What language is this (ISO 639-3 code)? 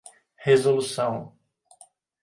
por